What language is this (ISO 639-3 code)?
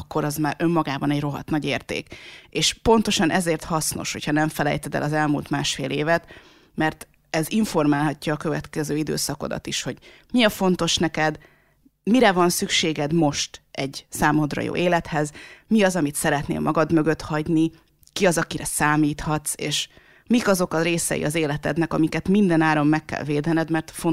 hun